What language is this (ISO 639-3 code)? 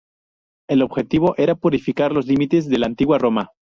spa